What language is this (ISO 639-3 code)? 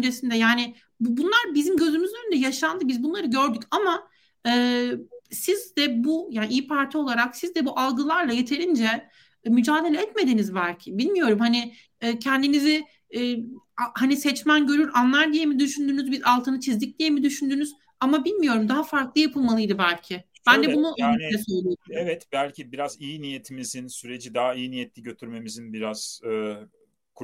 tur